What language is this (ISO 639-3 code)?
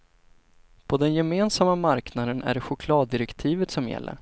swe